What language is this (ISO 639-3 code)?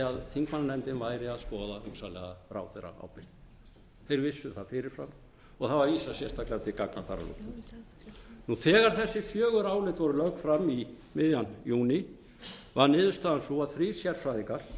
isl